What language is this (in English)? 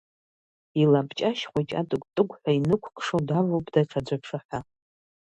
Abkhazian